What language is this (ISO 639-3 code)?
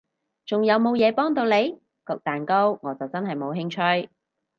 yue